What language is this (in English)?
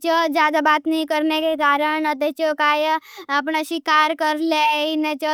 Bhili